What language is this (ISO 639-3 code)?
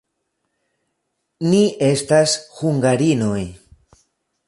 epo